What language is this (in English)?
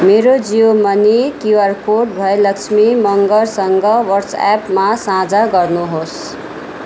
Nepali